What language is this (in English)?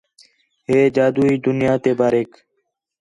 Khetrani